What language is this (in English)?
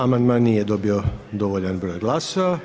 Croatian